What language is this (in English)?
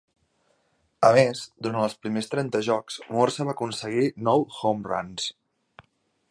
Catalan